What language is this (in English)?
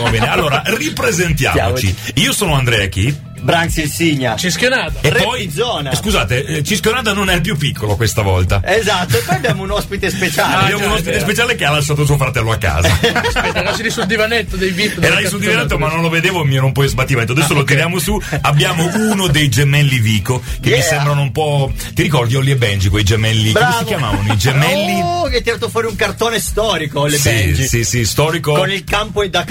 Italian